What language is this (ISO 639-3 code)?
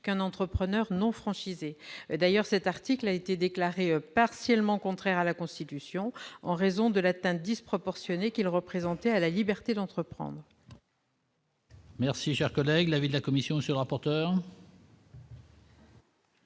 fra